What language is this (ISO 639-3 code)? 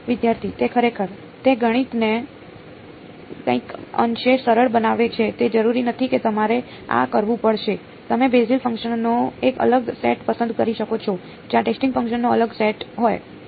guj